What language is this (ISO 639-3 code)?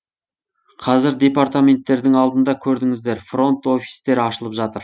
kaz